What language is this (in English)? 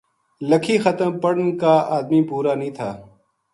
Gujari